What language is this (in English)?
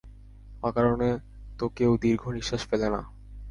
Bangla